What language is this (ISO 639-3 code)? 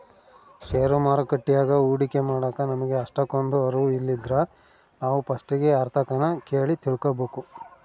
kan